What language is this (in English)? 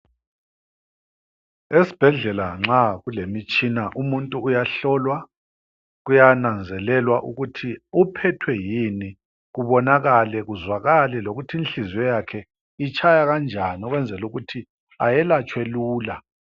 North Ndebele